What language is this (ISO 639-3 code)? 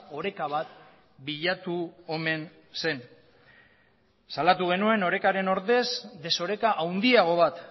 eus